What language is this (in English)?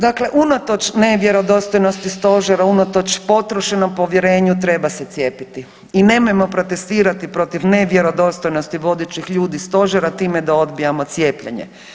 Croatian